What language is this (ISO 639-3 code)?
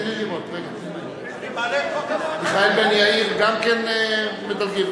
heb